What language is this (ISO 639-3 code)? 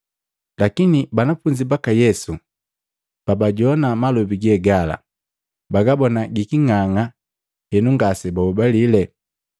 mgv